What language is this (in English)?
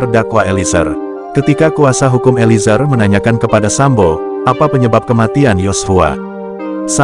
Indonesian